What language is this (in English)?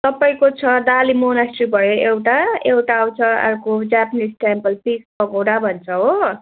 Nepali